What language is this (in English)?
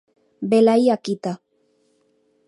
Galician